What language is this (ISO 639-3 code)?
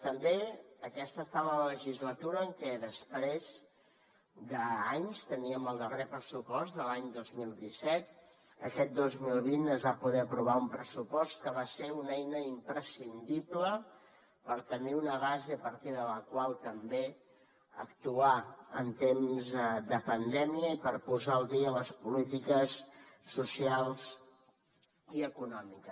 cat